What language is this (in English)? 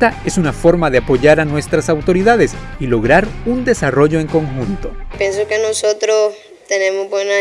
Spanish